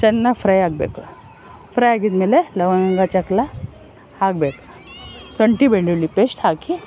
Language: Kannada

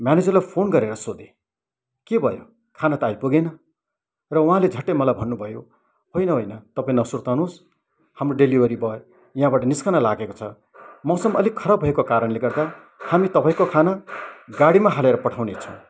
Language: Nepali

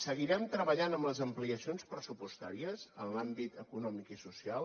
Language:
Catalan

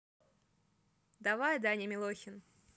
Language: Russian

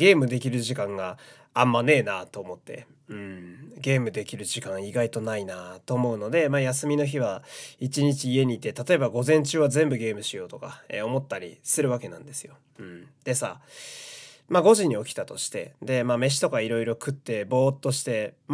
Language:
Japanese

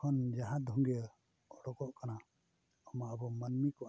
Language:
Santali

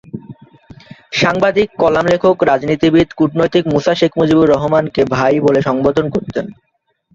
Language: Bangla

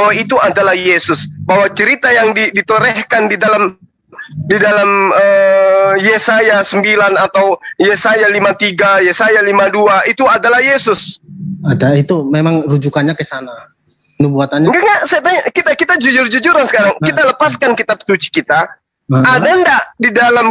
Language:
Indonesian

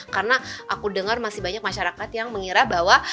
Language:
Indonesian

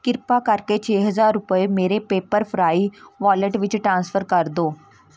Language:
Punjabi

